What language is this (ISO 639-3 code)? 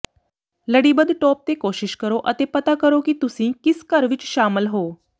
pan